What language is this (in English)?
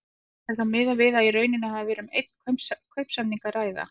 Icelandic